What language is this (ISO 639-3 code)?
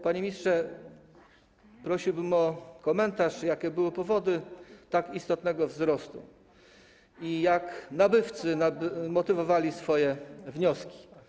pol